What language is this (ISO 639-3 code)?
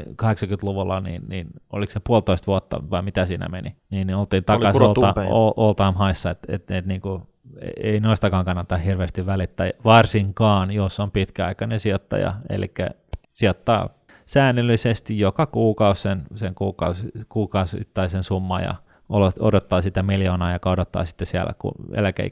fin